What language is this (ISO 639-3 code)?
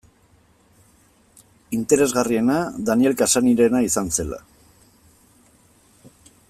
eus